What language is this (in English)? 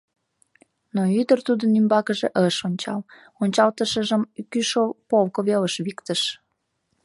Mari